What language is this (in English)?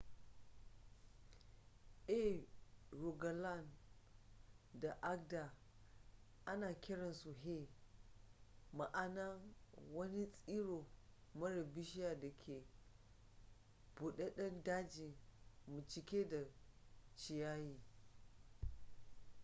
Hausa